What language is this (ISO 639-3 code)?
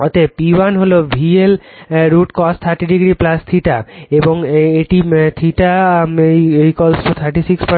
ben